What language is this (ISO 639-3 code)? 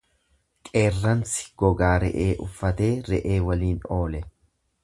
orm